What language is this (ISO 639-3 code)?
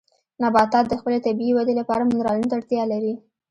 pus